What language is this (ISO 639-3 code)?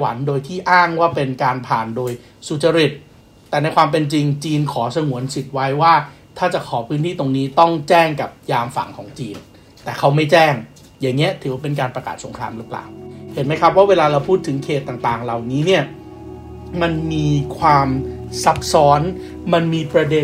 tha